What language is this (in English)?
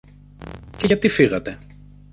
Greek